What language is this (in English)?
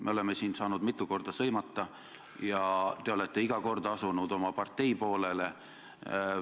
Estonian